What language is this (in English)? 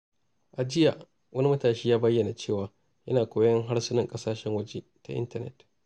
Hausa